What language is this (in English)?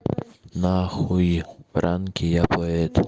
Russian